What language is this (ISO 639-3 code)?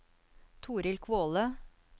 nor